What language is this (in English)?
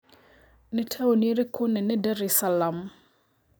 Kikuyu